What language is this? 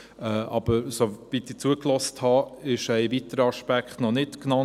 Swiss German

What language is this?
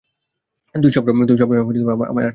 Bangla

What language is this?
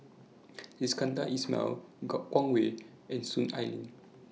English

